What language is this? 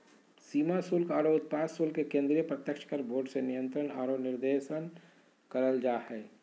Magahi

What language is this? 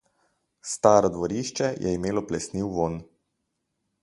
Slovenian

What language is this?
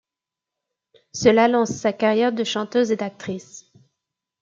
French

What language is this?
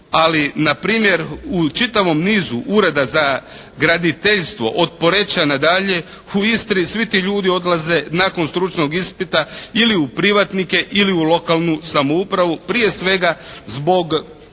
Croatian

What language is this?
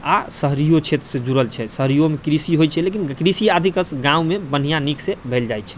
Maithili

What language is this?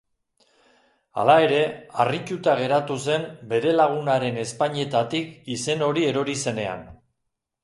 Basque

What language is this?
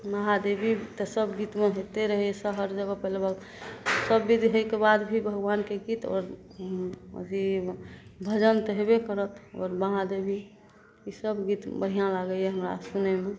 Maithili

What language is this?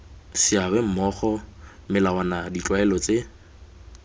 Tswana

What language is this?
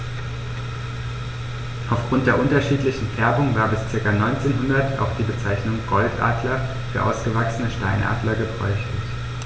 German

